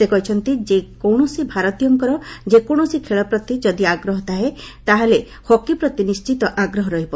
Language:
Odia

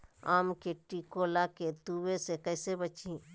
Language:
Magahi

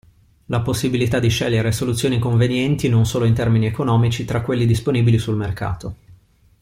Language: Italian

